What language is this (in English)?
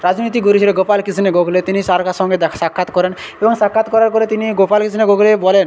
Bangla